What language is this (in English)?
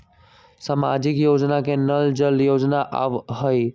Magahi